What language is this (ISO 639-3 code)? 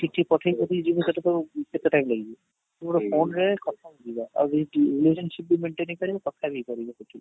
ori